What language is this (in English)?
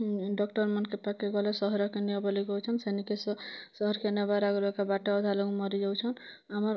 Odia